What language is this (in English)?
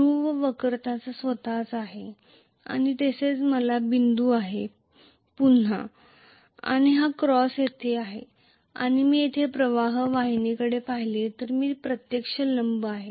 Marathi